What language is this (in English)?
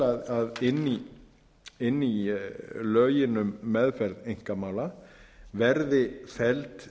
Icelandic